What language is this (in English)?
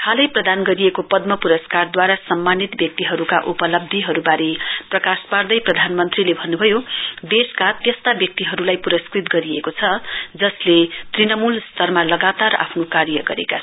Nepali